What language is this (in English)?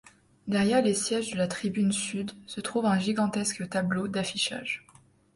French